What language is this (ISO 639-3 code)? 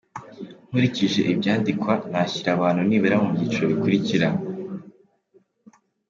kin